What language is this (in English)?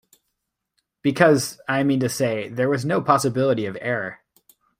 English